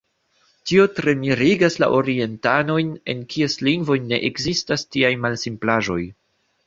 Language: Esperanto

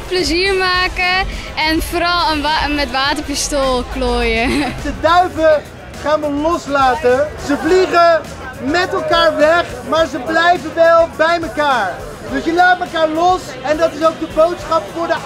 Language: Dutch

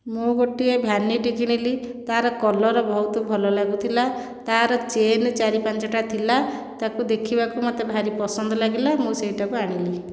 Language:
Odia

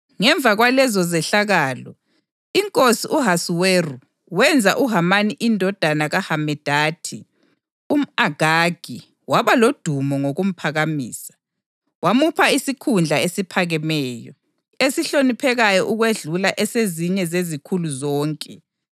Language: North Ndebele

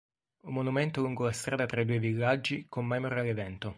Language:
Italian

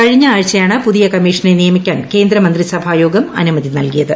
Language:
Malayalam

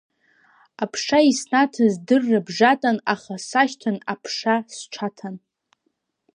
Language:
Abkhazian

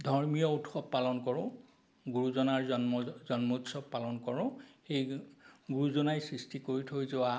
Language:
Assamese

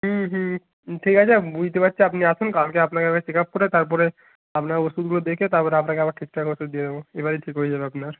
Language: Bangla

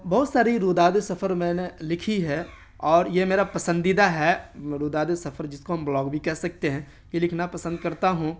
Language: Urdu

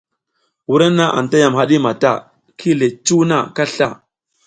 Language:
South Giziga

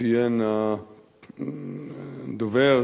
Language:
Hebrew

